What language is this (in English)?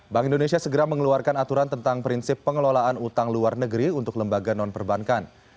Indonesian